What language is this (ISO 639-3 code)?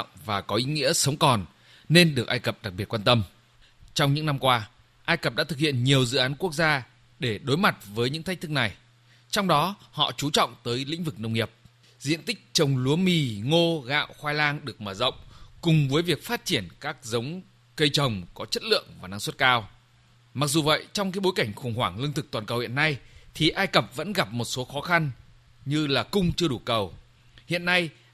vie